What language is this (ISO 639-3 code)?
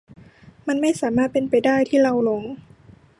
tha